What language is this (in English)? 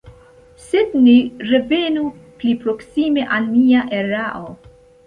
Esperanto